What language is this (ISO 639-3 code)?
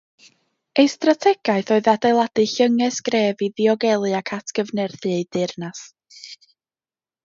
cym